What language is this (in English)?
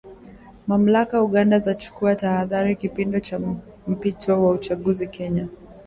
Swahili